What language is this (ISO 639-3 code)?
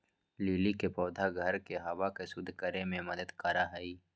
mag